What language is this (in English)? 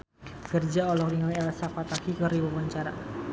Sundanese